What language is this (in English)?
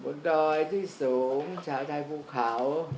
Thai